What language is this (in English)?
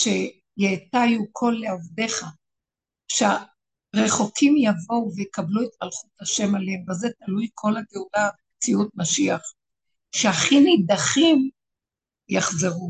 Hebrew